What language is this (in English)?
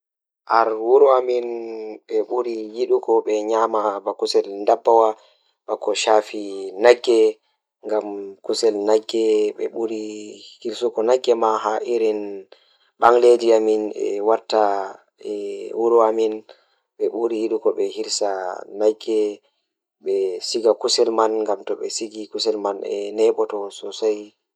Fula